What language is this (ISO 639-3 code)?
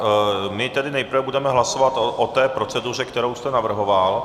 ces